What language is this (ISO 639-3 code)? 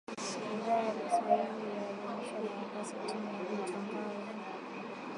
swa